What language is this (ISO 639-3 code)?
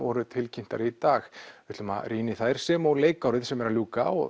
isl